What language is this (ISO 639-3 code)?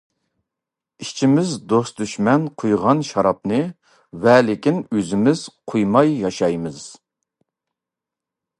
uig